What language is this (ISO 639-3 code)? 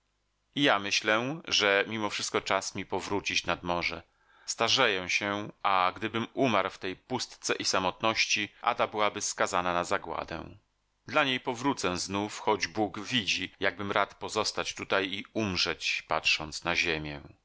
pol